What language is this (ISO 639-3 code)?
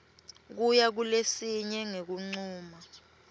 ssw